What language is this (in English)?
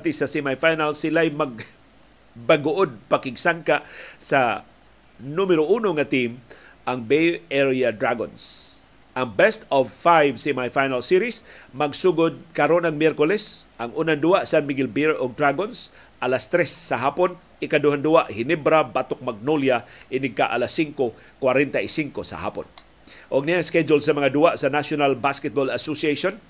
Filipino